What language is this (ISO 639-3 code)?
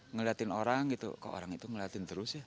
ind